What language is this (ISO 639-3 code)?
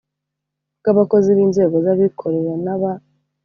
kin